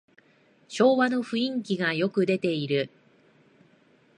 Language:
Japanese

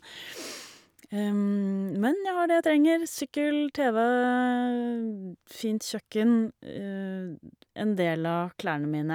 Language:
Norwegian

